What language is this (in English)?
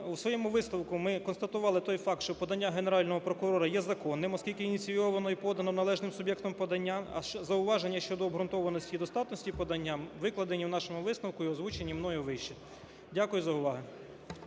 Ukrainian